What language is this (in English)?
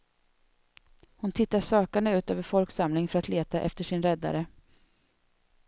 Swedish